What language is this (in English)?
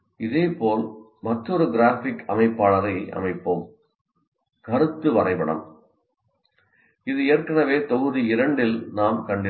Tamil